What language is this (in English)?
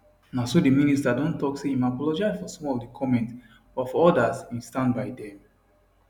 Nigerian Pidgin